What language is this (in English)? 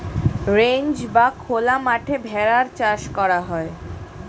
Bangla